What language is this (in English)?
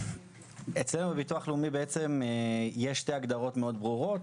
Hebrew